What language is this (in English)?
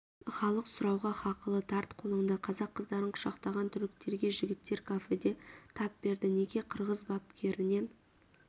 Kazakh